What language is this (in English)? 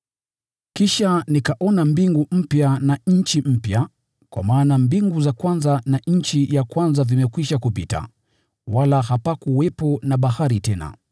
Swahili